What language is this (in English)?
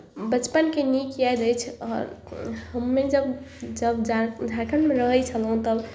Maithili